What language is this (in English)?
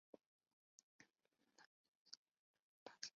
Chinese